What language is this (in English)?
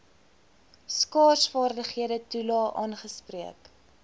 Afrikaans